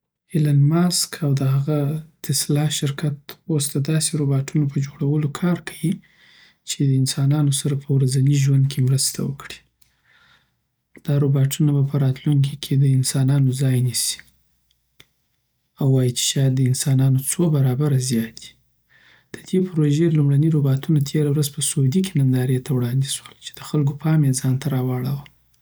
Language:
Southern Pashto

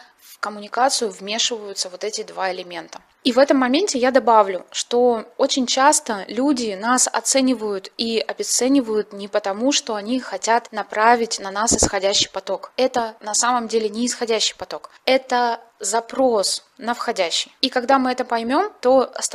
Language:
Russian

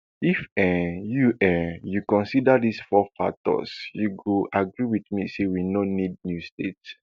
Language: Nigerian Pidgin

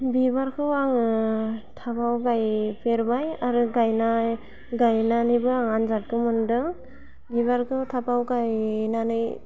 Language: Bodo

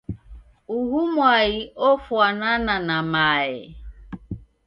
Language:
Taita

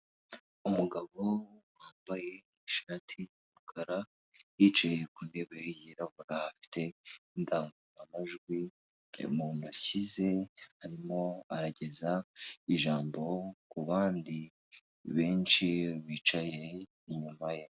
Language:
Kinyarwanda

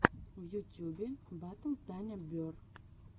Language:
Russian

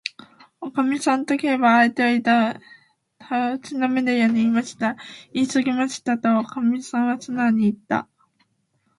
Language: Japanese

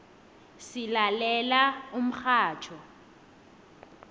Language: South Ndebele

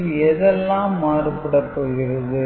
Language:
Tamil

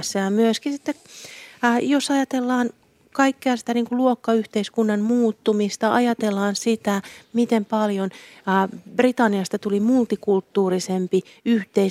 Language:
Finnish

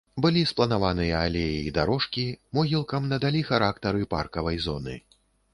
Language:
Belarusian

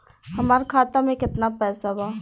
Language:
Bhojpuri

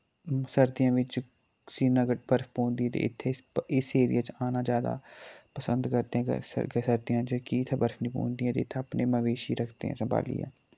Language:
Dogri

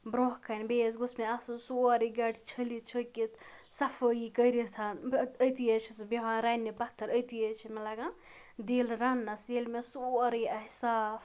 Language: Kashmiri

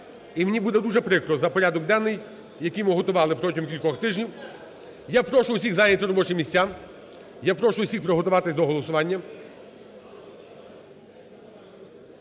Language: Ukrainian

